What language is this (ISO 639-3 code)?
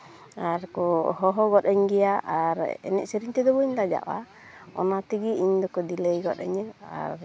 sat